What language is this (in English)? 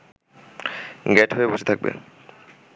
Bangla